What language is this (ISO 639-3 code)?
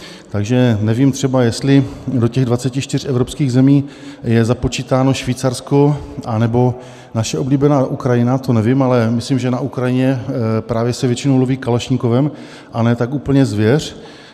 ces